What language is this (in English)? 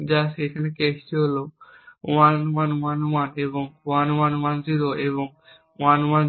Bangla